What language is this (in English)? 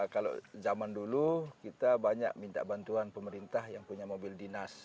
Indonesian